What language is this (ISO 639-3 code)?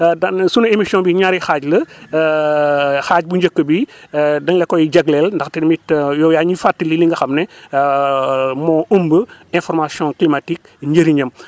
wol